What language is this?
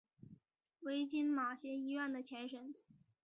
Chinese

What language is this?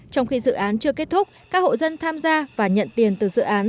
Vietnamese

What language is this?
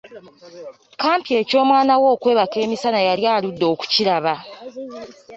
Ganda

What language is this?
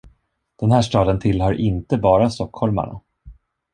Swedish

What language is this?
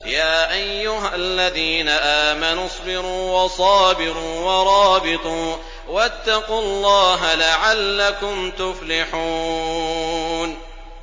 Arabic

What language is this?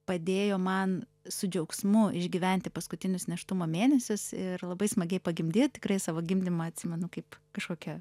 Lithuanian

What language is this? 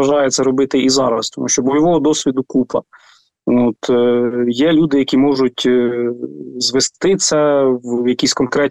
Ukrainian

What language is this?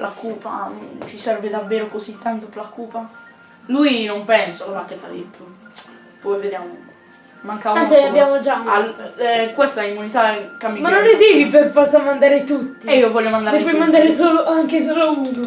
Italian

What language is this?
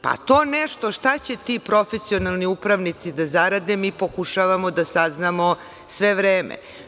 Serbian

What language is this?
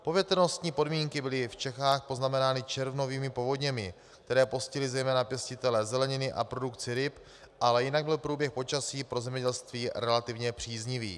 Czech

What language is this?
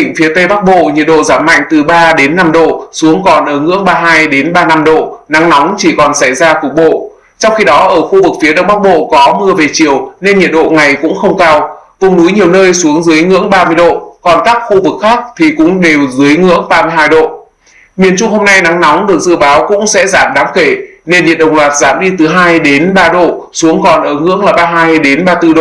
Vietnamese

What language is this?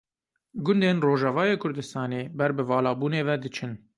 Kurdish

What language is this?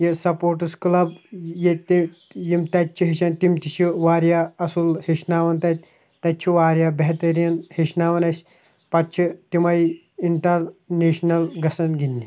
Kashmiri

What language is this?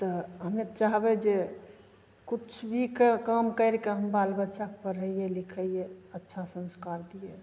Maithili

